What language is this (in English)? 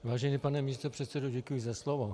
Czech